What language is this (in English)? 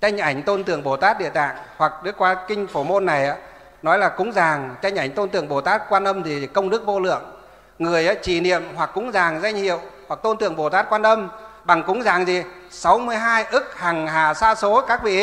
Vietnamese